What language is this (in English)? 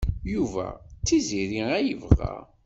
Kabyle